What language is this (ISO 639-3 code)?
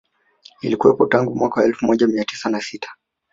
swa